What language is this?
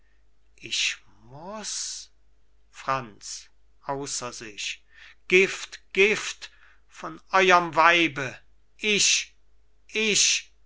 German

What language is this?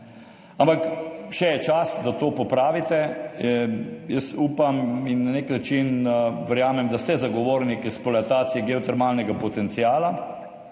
Slovenian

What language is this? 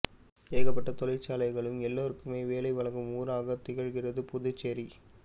Tamil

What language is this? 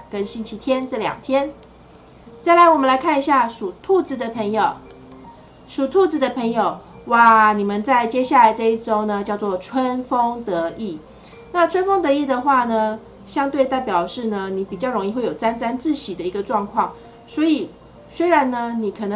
Chinese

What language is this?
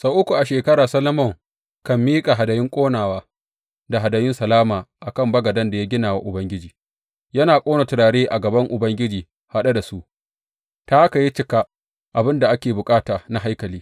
Hausa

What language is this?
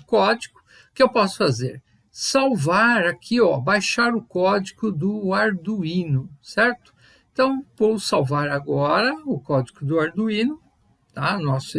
Portuguese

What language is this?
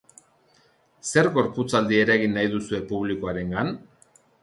Basque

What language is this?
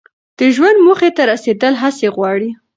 Pashto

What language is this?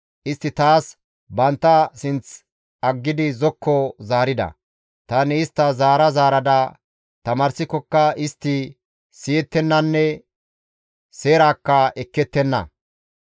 Gamo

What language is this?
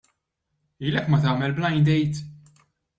Maltese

